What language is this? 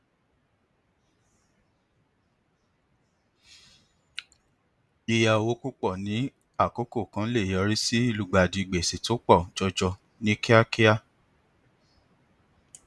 Yoruba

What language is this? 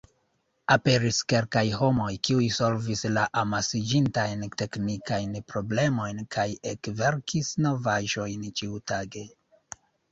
Esperanto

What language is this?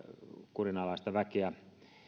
Finnish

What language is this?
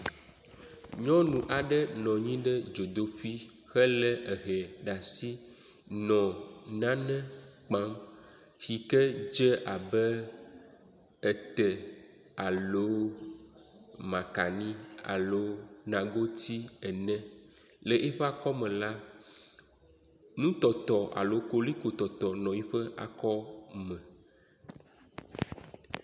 Ewe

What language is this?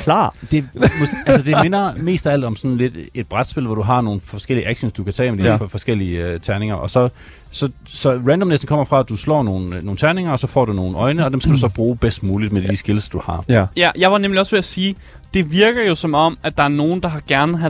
Danish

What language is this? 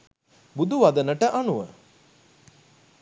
Sinhala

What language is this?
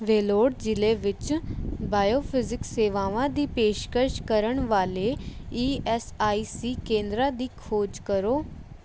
Punjabi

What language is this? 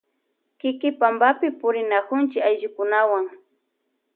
Loja Highland Quichua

